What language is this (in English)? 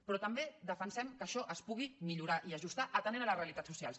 Catalan